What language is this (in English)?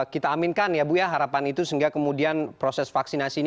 Indonesian